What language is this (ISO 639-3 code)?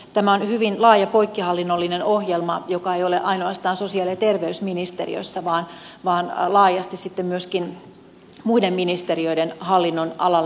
fin